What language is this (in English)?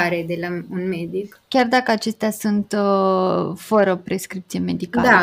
Romanian